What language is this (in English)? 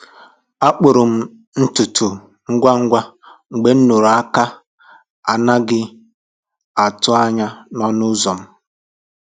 Igbo